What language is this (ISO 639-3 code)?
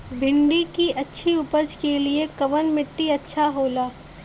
bho